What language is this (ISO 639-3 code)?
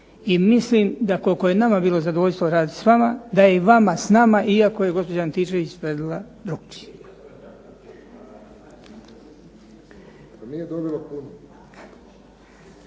hrv